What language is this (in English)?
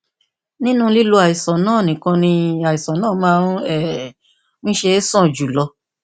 Yoruba